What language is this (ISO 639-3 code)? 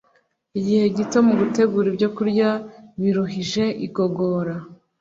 kin